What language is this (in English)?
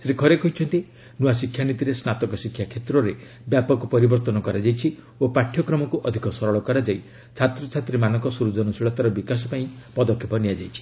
Odia